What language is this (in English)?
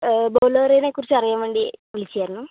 Malayalam